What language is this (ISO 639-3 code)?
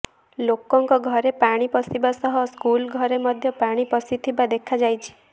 ori